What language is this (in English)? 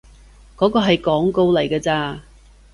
Cantonese